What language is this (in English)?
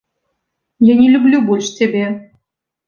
Belarusian